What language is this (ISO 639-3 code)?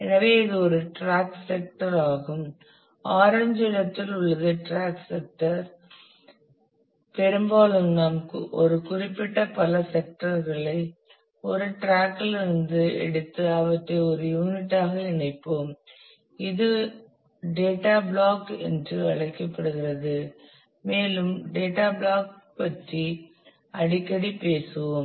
tam